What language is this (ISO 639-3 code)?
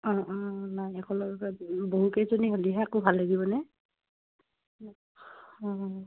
asm